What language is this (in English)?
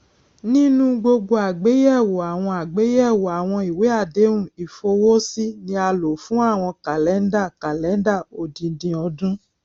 Yoruba